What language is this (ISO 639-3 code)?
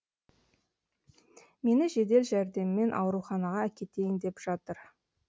kaz